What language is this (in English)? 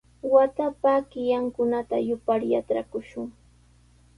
Sihuas Ancash Quechua